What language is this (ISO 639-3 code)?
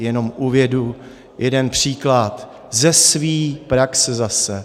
ces